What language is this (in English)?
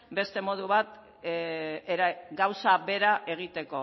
Basque